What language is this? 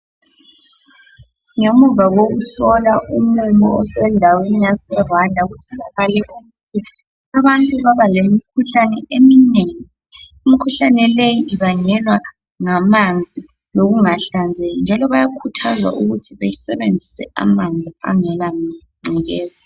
North Ndebele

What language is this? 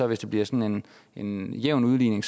Danish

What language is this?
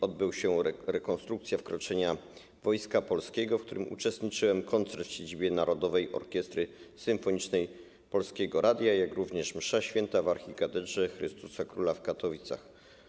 Polish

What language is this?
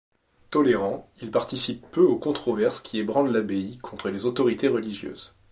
French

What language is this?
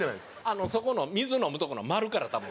Japanese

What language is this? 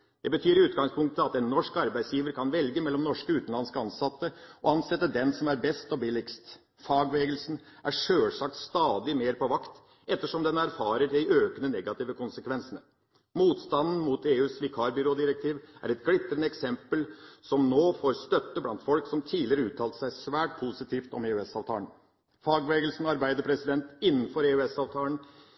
Norwegian Bokmål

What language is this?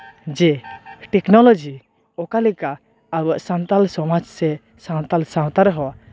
Santali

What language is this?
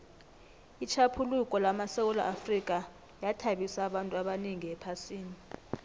South Ndebele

